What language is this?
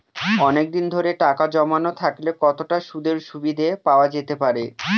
Bangla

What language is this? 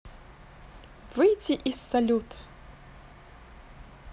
Russian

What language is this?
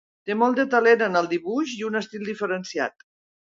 Catalan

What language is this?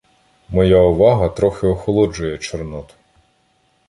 Ukrainian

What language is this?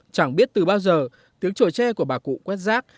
Vietnamese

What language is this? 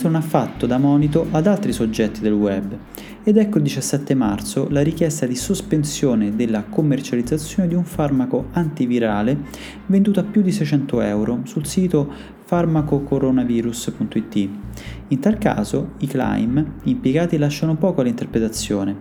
Italian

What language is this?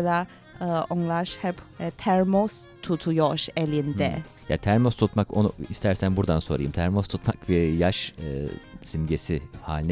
Turkish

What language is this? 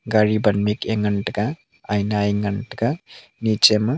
Wancho Naga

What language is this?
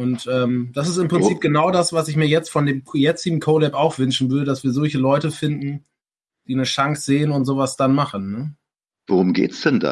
German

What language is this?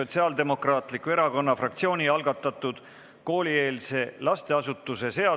Estonian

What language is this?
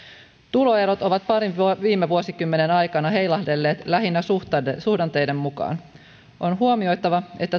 Finnish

